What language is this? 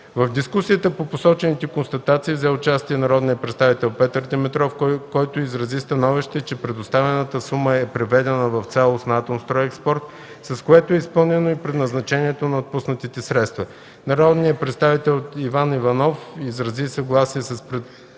Bulgarian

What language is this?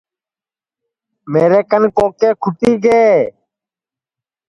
Sansi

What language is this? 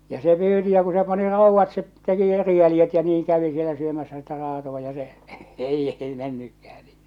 Finnish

